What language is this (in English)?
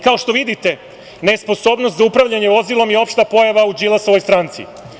Serbian